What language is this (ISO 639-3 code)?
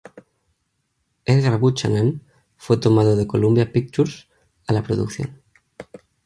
spa